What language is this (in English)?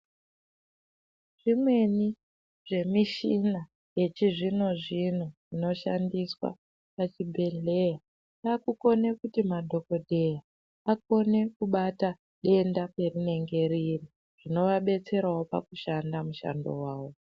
Ndau